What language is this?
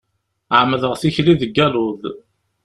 Kabyle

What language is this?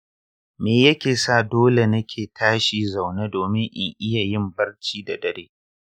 Hausa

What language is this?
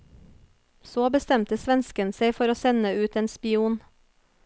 Norwegian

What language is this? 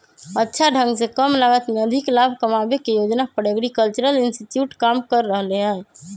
Magahi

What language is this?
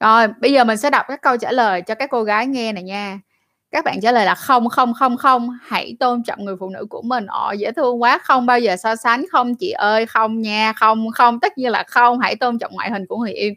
Vietnamese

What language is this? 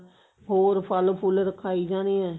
Punjabi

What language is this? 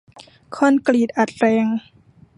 Thai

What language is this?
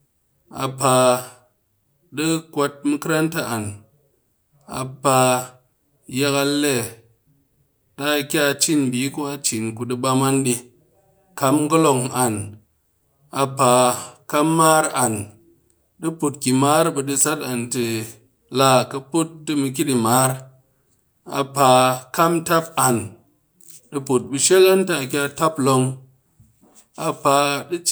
Cakfem-Mushere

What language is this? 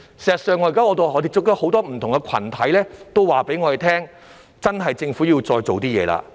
Cantonese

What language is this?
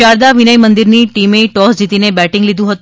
Gujarati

